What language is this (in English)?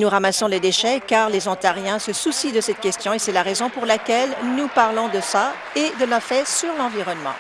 French